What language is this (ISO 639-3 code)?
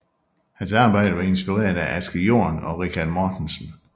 dan